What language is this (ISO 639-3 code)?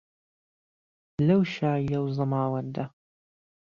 ckb